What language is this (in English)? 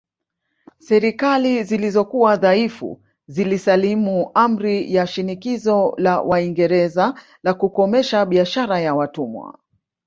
Swahili